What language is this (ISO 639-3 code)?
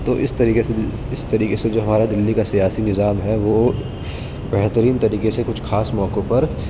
urd